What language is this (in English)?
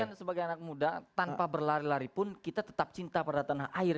Indonesian